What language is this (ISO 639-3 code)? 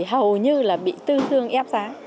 vie